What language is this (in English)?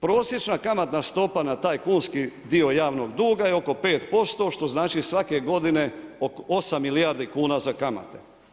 Croatian